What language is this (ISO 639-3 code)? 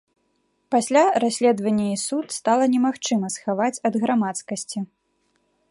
bel